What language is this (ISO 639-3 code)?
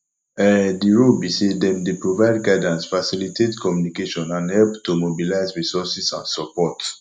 pcm